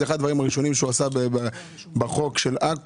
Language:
Hebrew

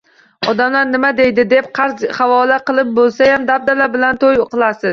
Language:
Uzbek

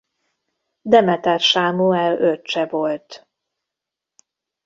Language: Hungarian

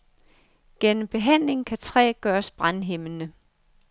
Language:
Danish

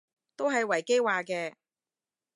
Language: Cantonese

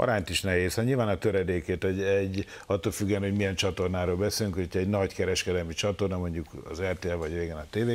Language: Hungarian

